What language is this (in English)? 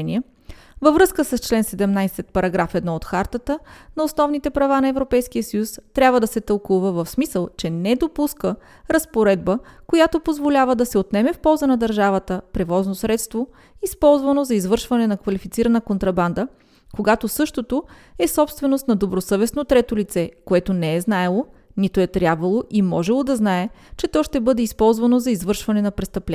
Bulgarian